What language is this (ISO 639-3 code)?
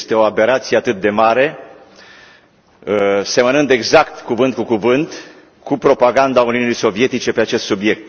ron